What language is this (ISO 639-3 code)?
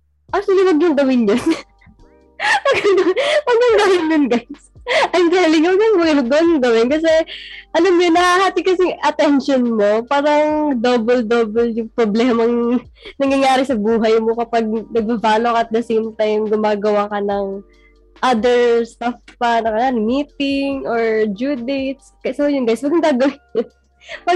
fil